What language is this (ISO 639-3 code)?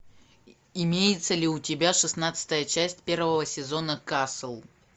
rus